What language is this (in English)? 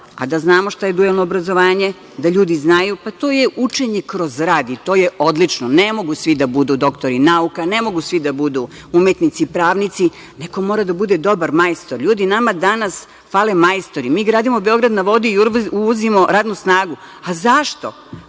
Serbian